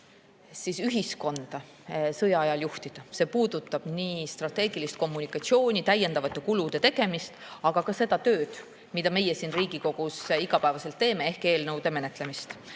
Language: Estonian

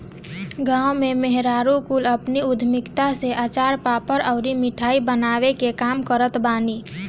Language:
Bhojpuri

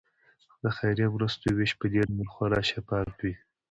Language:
Pashto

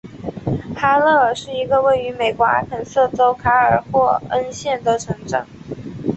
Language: Chinese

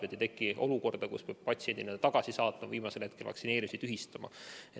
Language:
Estonian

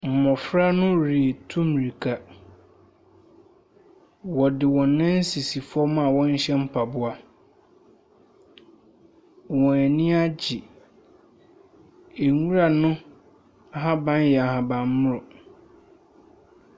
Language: Akan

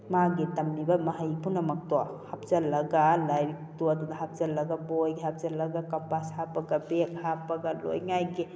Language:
Manipuri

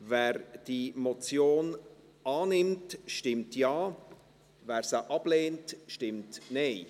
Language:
Swiss German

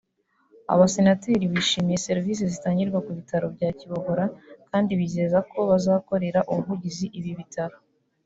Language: Kinyarwanda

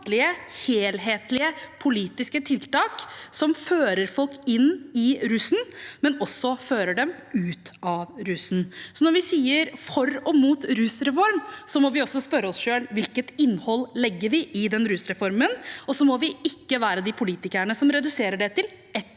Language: Norwegian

